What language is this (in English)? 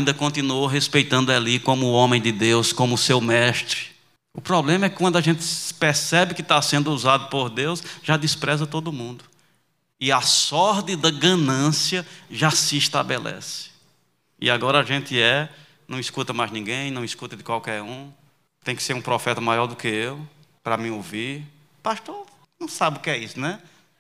Portuguese